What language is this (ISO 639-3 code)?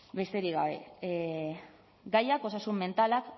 eus